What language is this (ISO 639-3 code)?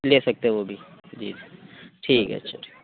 urd